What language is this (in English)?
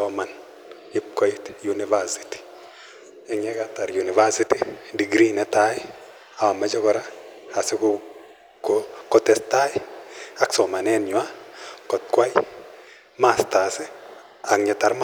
Kalenjin